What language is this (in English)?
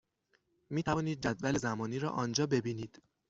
Persian